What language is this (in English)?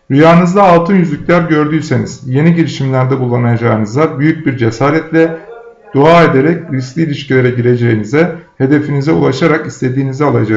Turkish